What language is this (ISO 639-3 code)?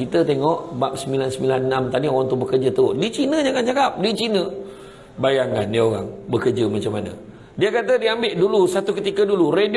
msa